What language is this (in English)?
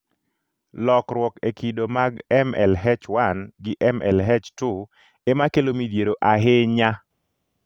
Luo (Kenya and Tanzania)